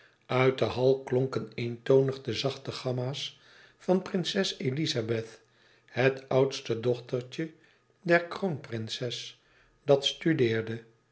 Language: Dutch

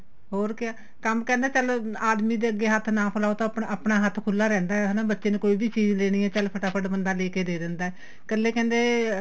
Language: Punjabi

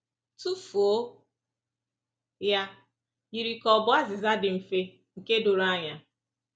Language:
Igbo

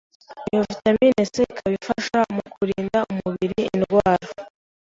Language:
Kinyarwanda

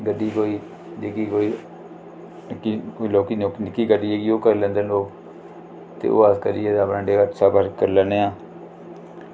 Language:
Dogri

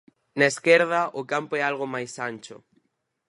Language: Galician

